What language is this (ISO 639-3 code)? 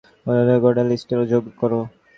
ben